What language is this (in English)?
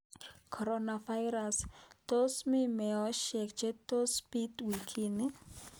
Kalenjin